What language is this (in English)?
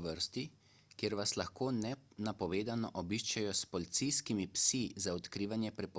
Slovenian